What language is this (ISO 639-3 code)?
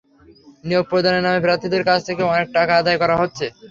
ben